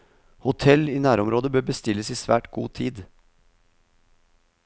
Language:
Norwegian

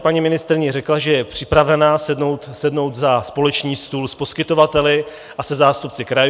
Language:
Czech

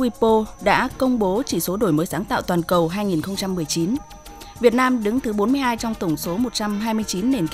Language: Vietnamese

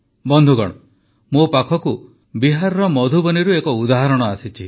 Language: Odia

